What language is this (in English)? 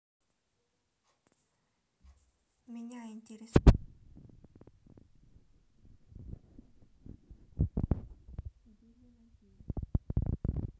Russian